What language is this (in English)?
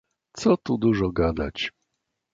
Polish